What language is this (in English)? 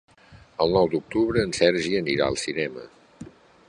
Catalan